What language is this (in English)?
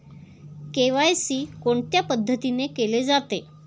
Marathi